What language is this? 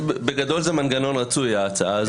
Hebrew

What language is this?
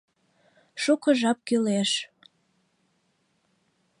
Mari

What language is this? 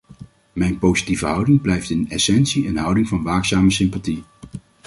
Dutch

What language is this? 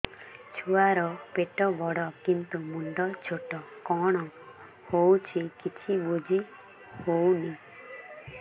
Odia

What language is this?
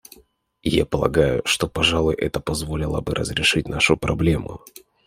Russian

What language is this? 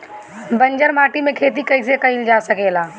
Bhojpuri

